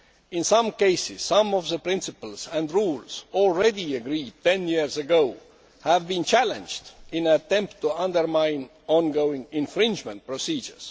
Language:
English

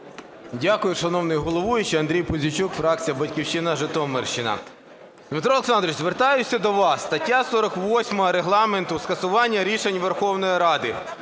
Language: Ukrainian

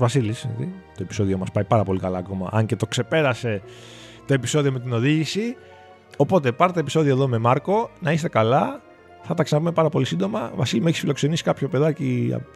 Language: Greek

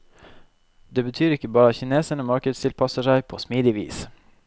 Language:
Norwegian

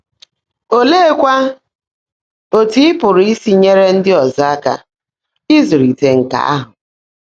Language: Igbo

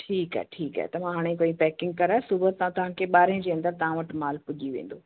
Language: Sindhi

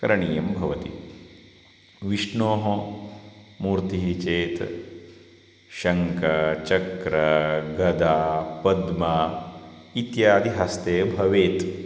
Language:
Sanskrit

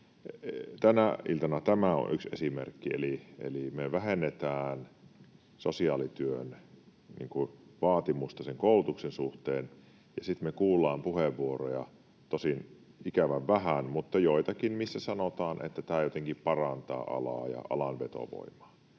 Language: Finnish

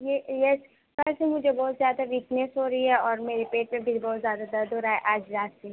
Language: Urdu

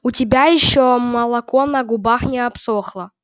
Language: Russian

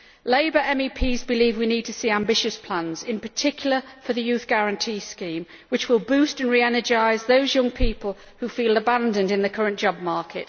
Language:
English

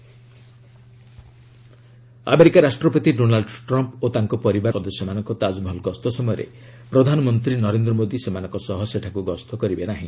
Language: Odia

